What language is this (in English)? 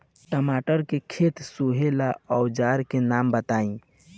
Bhojpuri